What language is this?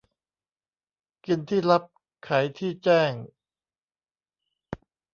Thai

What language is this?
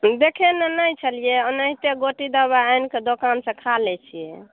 Maithili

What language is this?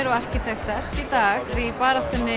Icelandic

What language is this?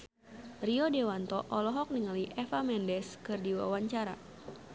Sundanese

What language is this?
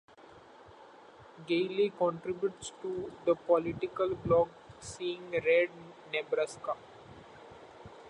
English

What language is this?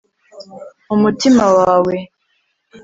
Kinyarwanda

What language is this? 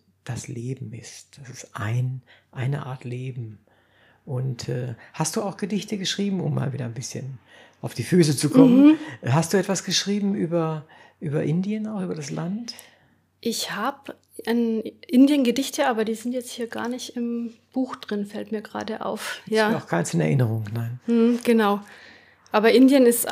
German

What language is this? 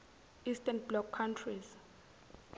Zulu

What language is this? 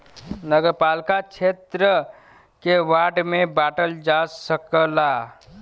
Bhojpuri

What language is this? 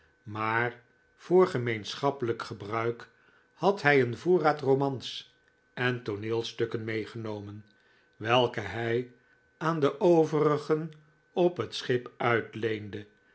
Dutch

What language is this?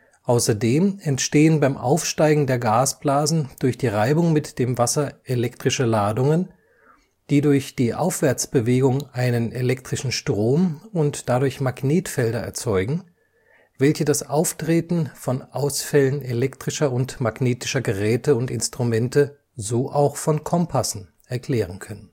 German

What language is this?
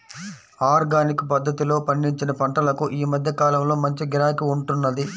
Telugu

